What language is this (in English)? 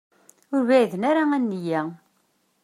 Kabyle